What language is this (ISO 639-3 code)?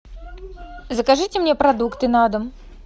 rus